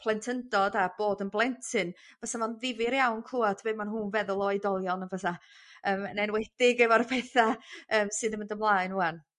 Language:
Welsh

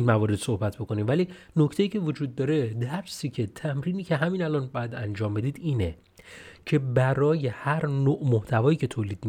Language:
Persian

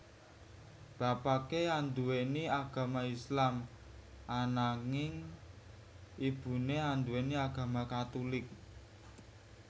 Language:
Javanese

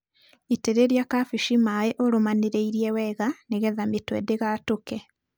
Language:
Kikuyu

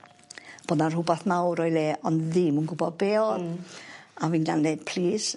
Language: Welsh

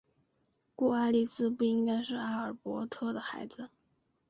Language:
Chinese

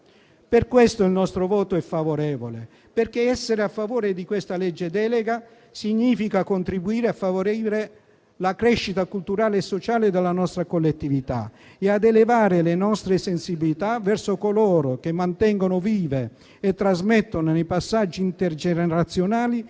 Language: Italian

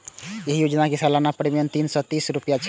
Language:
Maithili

